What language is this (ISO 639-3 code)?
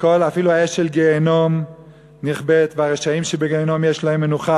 heb